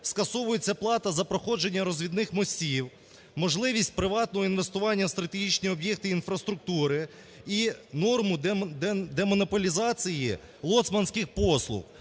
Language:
Ukrainian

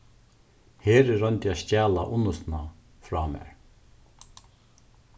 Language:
Faroese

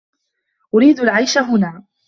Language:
Arabic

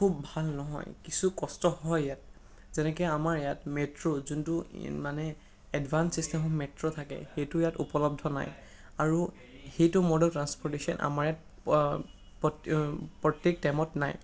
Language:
Assamese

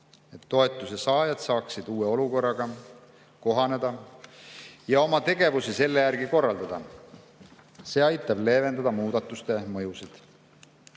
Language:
Estonian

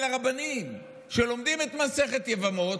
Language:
Hebrew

